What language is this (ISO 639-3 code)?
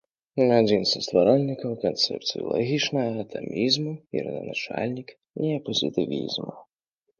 bel